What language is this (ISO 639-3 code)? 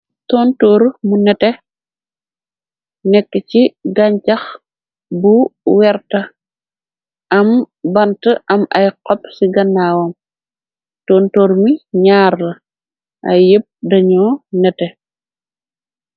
wol